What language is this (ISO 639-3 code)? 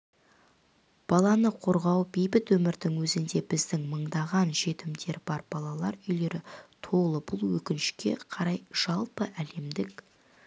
kaz